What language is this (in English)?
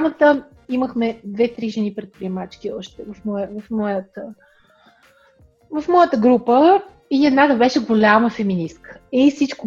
Bulgarian